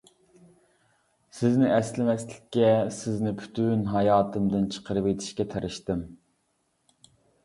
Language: Uyghur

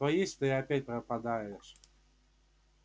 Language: Russian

